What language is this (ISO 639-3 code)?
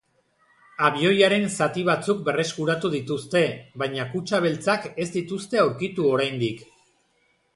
eus